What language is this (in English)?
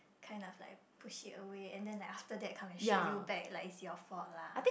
English